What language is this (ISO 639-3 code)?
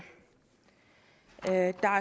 dan